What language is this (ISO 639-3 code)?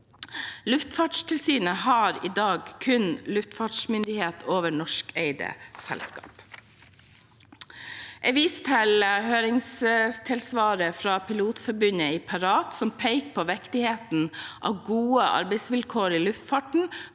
nor